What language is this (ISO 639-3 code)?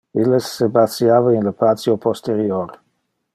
ina